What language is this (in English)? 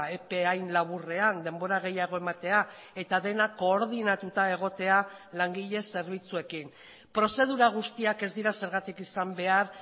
Basque